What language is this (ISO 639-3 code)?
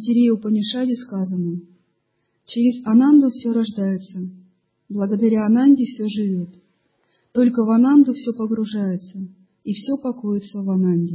rus